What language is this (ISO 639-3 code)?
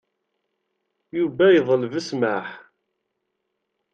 kab